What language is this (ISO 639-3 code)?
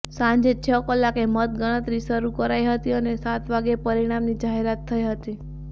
guj